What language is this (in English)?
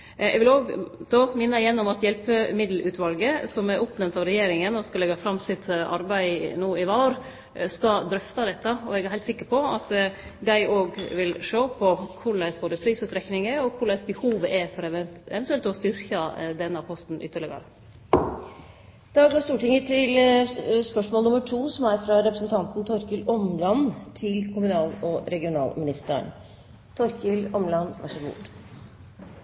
Norwegian